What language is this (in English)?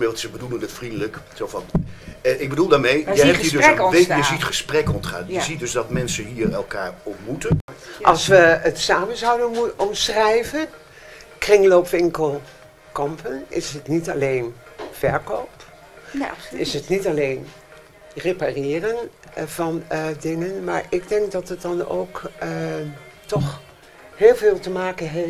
Dutch